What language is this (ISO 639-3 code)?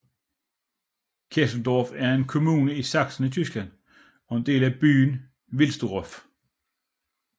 dan